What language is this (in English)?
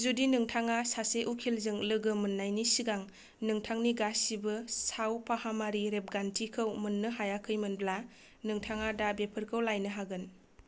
Bodo